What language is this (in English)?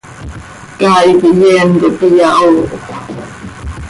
Seri